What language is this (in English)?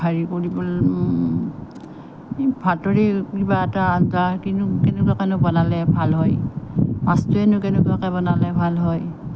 Assamese